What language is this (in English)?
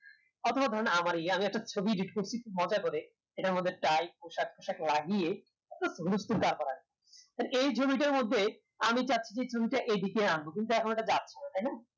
Bangla